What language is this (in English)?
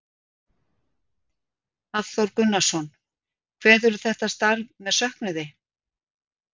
Icelandic